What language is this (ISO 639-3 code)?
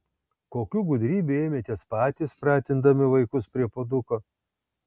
lit